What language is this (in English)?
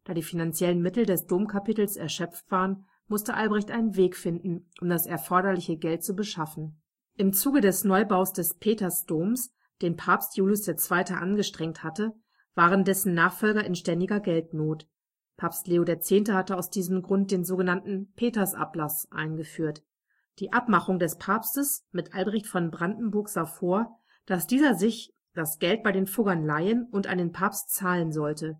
German